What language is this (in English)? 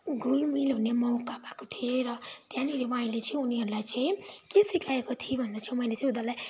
Nepali